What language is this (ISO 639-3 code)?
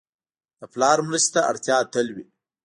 pus